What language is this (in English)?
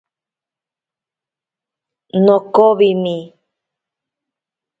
Ashéninka Perené